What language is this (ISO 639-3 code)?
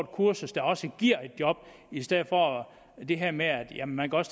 dan